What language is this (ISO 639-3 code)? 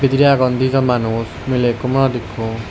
ccp